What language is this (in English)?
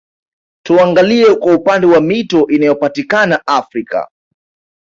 Swahili